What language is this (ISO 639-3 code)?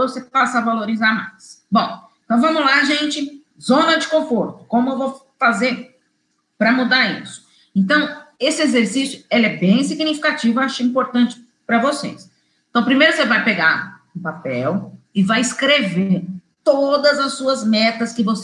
por